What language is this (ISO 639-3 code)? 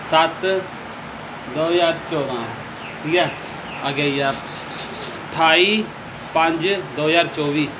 pan